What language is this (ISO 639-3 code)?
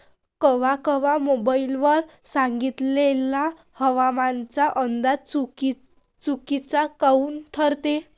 mar